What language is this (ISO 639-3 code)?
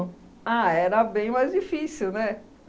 por